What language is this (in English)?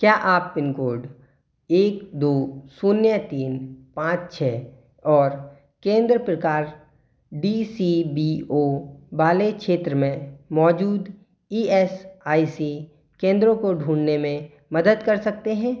Hindi